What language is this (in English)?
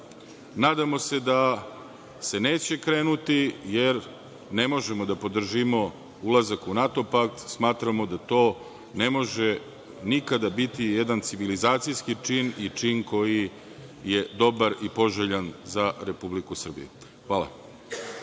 Serbian